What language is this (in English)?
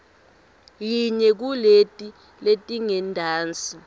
Swati